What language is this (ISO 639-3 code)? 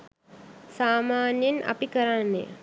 sin